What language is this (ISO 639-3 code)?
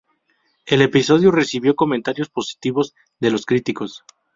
spa